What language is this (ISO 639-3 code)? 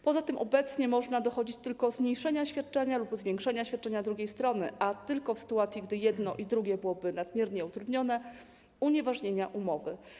pol